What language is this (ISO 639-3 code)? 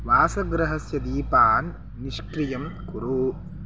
san